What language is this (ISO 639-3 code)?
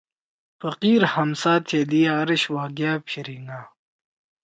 trw